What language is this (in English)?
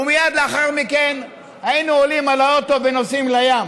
Hebrew